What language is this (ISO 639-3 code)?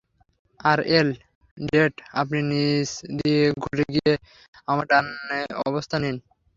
ben